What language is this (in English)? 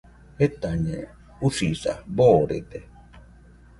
Nüpode Huitoto